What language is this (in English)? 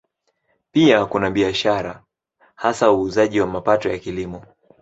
Swahili